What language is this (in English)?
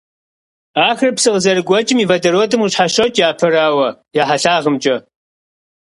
Kabardian